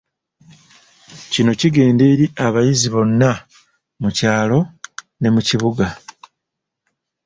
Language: Ganda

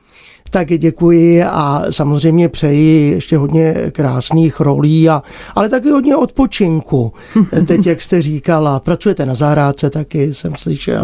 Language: Czech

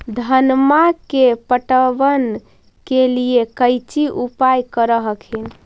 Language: Magahi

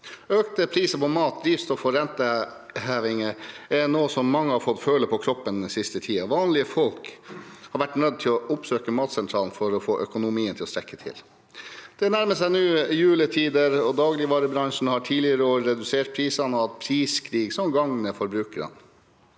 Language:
Norwegian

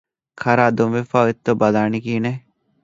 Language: Divehi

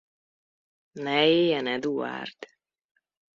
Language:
Hungarian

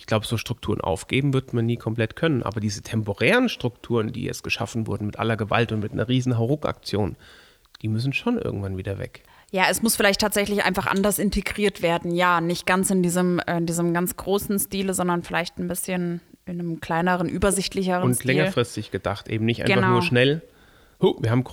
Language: German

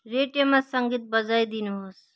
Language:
Nepali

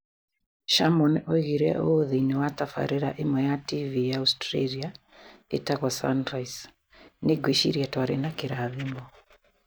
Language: Kikuyu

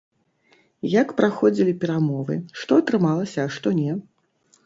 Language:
Belarusian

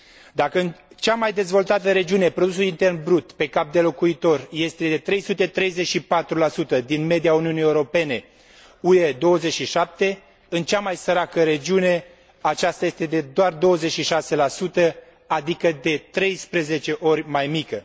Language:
Romanian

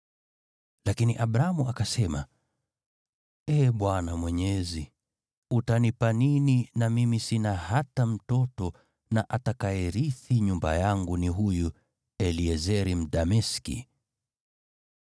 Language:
Swahili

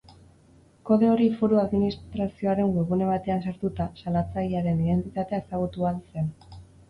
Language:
Basque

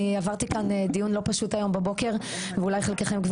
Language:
Hebrew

